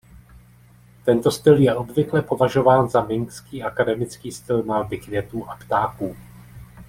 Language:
Czech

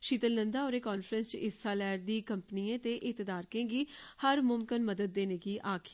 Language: Dogri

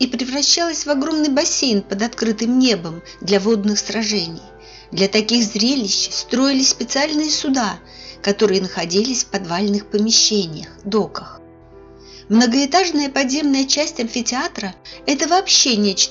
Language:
Russian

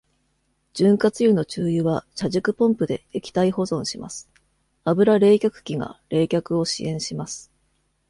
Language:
Japanese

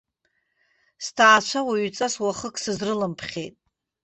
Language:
Abkhazian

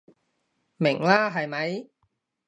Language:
Cantonese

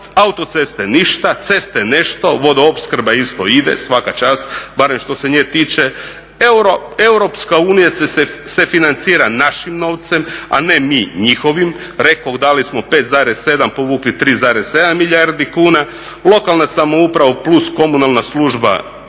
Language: Croatian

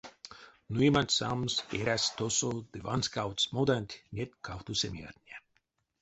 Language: Erzya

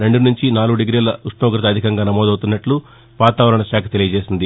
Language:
Telugu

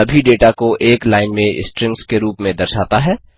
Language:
Hindi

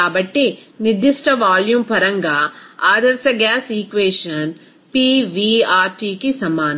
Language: Telugu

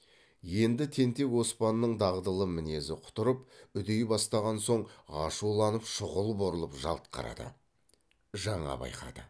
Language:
Kazakh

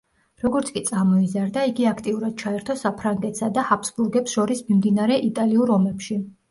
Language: Georgian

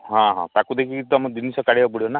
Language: Odia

